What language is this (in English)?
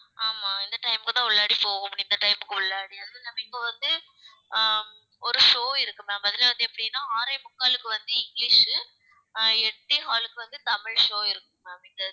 Tamil